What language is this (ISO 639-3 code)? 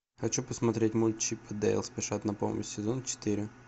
rus